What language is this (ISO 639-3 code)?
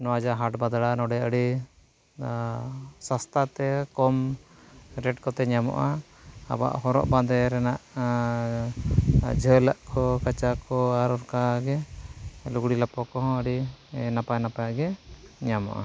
sat